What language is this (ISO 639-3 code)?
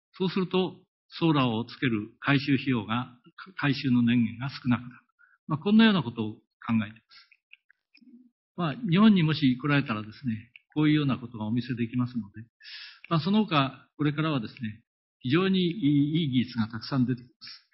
jpn